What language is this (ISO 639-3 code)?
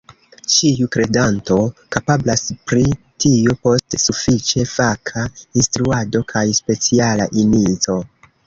epo